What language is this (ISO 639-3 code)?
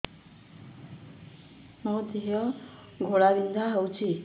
ori